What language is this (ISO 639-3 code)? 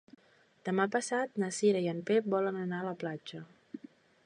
cat